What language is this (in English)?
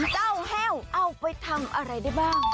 Thai